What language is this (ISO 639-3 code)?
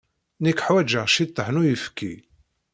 kab